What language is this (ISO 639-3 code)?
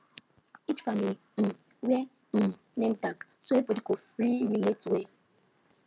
pcm